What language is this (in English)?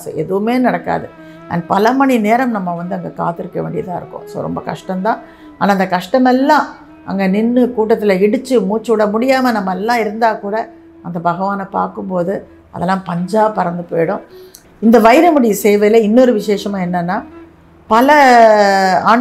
Tamil